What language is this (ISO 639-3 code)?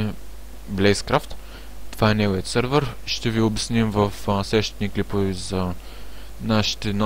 bul